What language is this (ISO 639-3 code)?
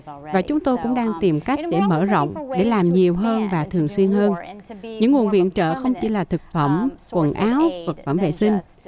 vie